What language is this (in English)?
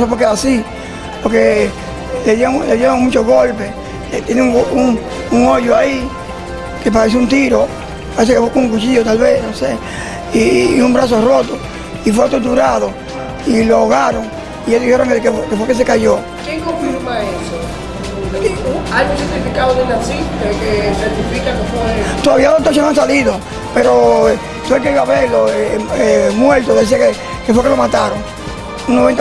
Spanish